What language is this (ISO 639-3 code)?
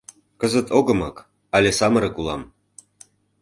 chm